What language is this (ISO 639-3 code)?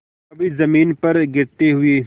hin